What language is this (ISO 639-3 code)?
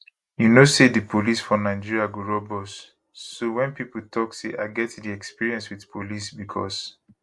pcm